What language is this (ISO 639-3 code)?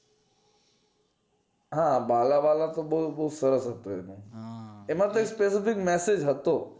guj